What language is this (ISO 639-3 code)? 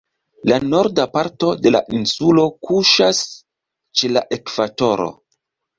epo